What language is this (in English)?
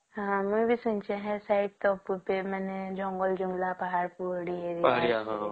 Odia